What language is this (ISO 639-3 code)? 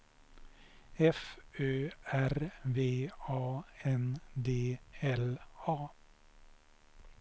swe